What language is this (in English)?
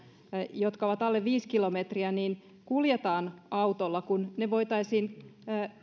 Finnish